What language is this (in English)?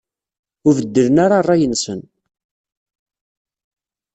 Kabyle